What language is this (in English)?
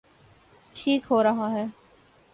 Urdu